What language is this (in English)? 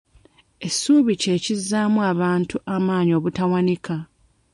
Ganda